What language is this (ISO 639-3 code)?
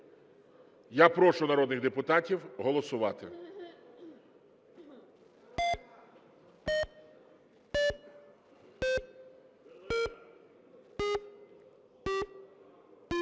ukr